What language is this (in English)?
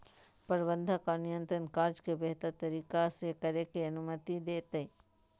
Magahi